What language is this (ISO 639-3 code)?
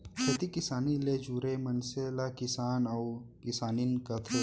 hne